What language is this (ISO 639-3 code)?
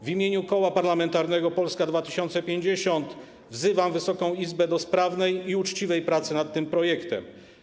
pol